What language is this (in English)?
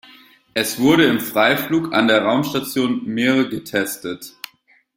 German